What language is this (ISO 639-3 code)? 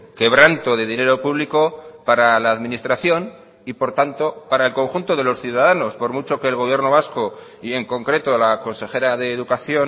spa